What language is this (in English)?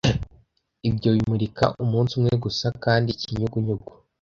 Kinyarwanda